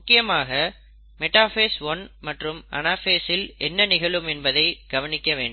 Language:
Tamil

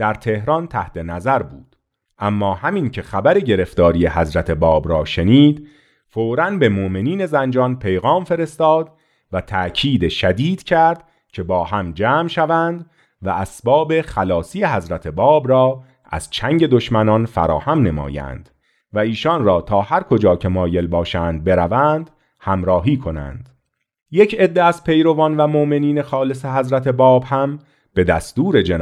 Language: Persian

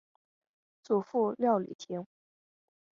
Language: Chinese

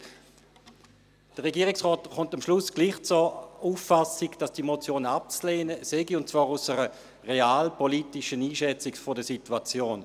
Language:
Swiss German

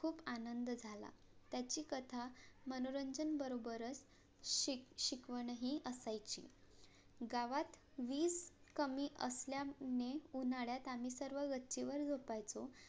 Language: Marathi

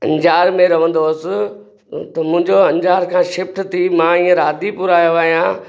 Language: Sindhi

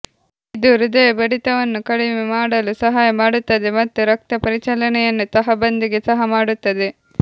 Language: Kannada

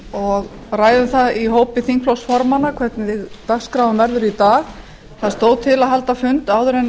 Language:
Icelandic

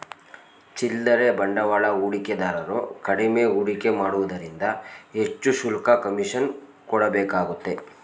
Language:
Kannada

